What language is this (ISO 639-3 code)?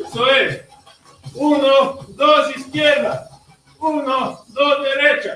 spa